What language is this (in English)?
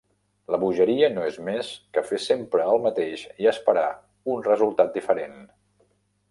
Catalan